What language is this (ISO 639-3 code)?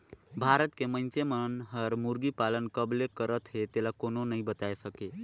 hne